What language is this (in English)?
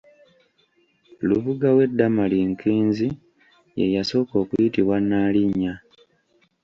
Ganda